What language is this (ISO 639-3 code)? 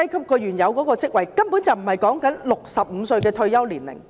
yue